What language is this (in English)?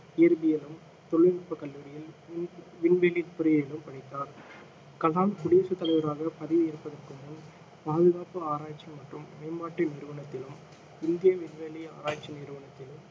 Tamil